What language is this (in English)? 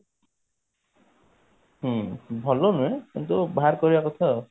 Odia